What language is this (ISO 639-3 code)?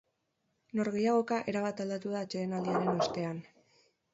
eus